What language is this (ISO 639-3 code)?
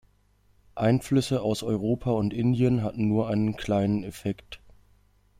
deu